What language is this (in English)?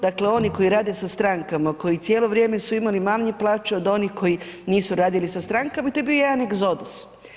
Croatian